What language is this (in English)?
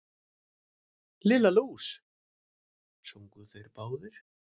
Icelandic